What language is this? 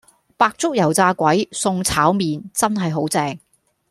Cantonese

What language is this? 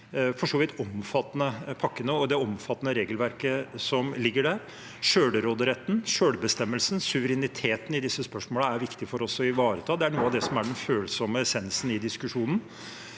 Norwegian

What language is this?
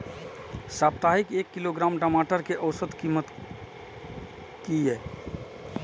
Maithili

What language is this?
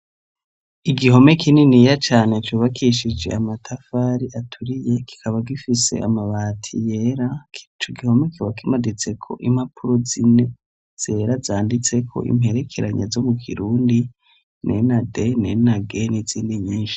Rundi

